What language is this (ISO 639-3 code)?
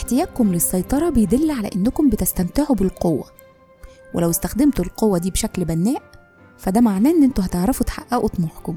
ara